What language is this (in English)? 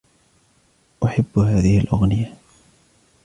Arabic